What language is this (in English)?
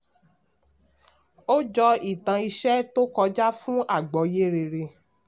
Yoruba